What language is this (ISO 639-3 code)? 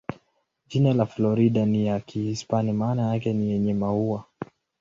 swa